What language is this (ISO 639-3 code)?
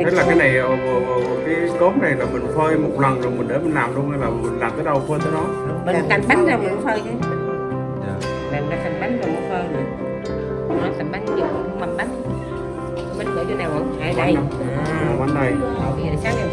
vie